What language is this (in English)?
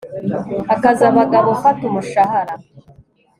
Kinyarwanda